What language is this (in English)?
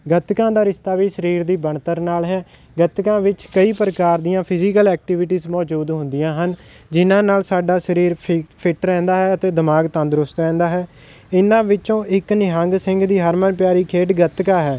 Punjabi